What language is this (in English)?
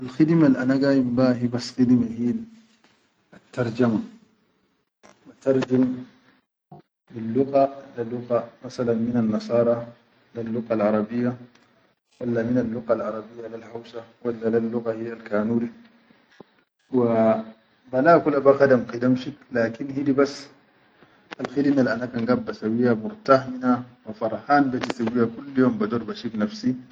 Chadian Arabic